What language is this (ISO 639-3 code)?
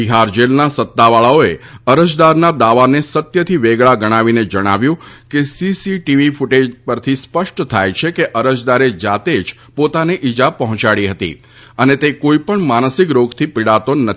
guj